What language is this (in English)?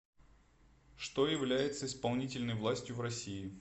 Russian